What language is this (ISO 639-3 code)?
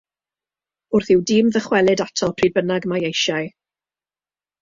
cym